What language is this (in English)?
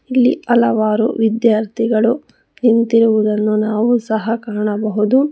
Kannada